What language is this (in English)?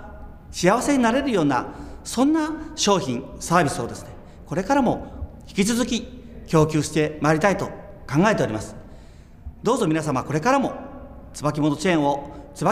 Japanese